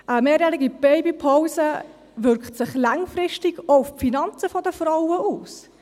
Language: Swiss German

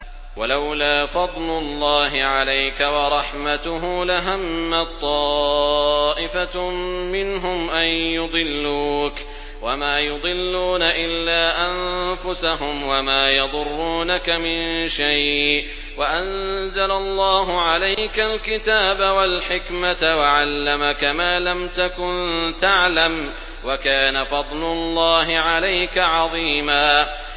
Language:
Arabic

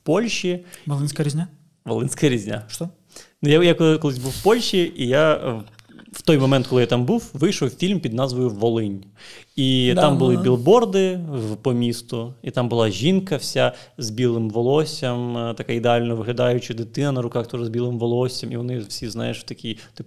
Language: Ukrainian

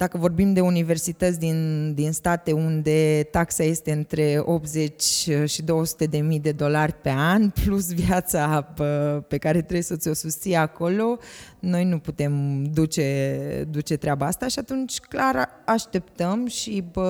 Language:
Romanian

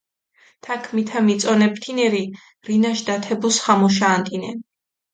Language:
Mingrelian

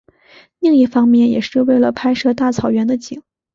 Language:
Chinese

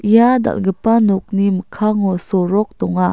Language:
Garo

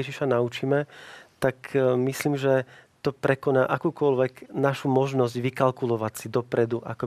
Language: Slovak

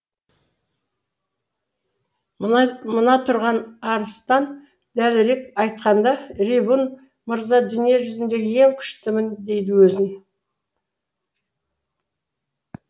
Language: Kazakh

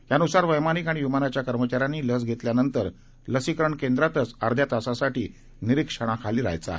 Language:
Marathi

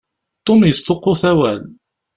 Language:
Kabyle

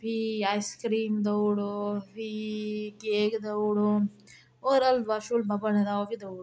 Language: Dogri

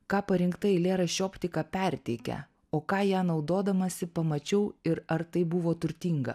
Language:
Lithuanian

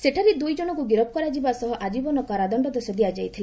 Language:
Odia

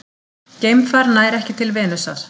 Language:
Icelandic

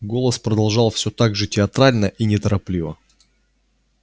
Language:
Russian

